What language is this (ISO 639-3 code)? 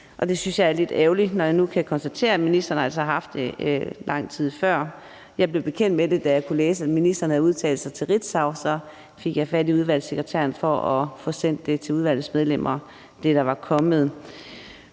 dan